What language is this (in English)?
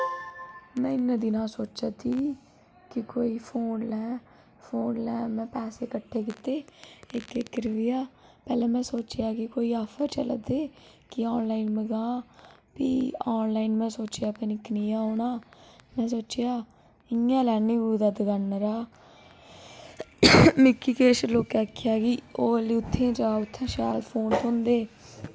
Dogri